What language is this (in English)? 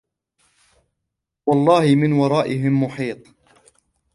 Arabic